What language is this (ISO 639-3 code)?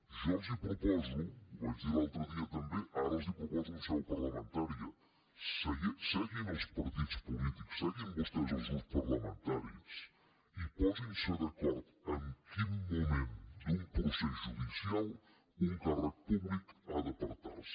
cat